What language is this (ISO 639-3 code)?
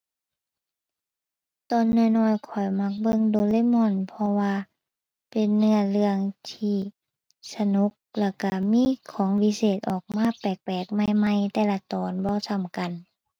tha